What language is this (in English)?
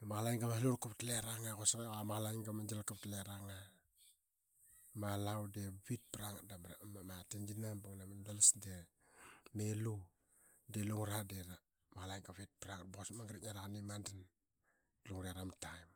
Qaqet